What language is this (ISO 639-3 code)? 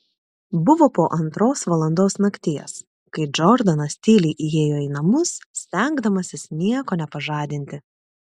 lit